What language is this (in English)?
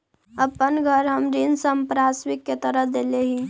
Magahi